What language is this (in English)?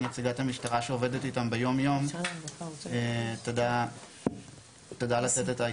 Hebrew